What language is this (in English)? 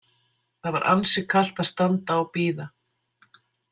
Icelandic